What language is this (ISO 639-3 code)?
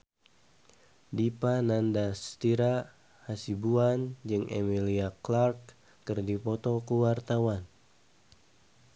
sun